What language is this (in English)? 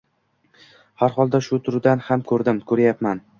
Uzbek